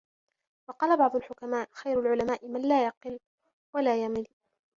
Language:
Arabic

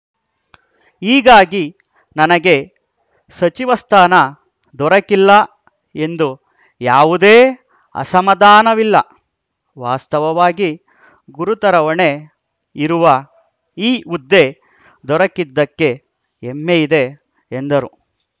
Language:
Kannada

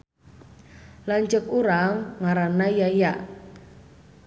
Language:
Sundanese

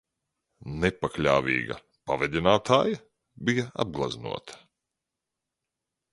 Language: Latvian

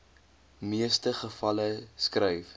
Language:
Afrikaans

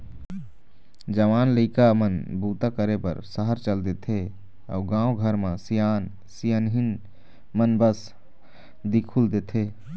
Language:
Chhattisgarhi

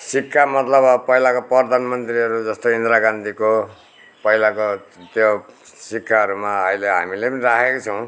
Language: Nepali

